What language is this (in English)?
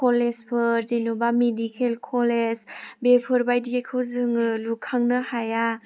Bodo